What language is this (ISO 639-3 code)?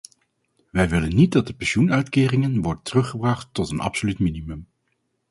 nld